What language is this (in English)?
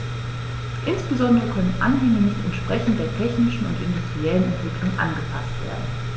German